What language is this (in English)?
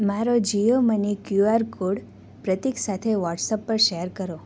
Gujarati